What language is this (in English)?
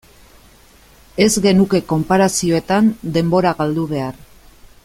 Basque